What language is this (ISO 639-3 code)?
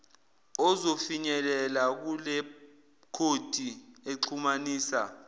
zul